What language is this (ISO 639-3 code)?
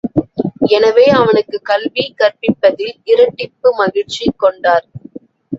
tam